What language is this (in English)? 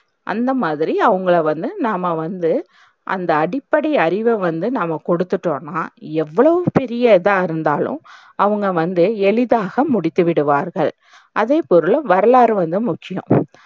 Tamil